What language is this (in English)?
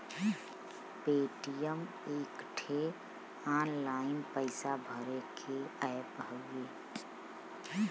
Bhojpuri